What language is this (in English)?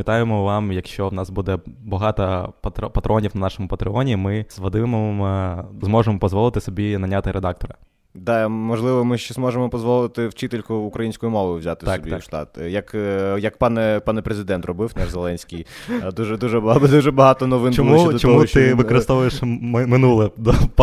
Ukrainian